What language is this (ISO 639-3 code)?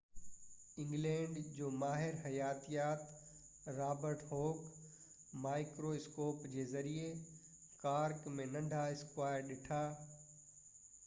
snd